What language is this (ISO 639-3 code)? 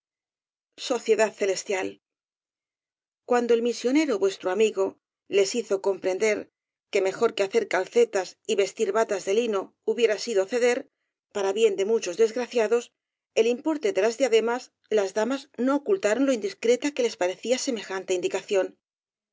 spa